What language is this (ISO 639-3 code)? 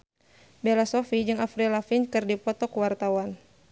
sun